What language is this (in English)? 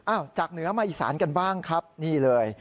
Thai